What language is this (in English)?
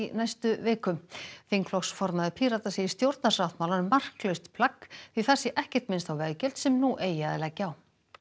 Icelandic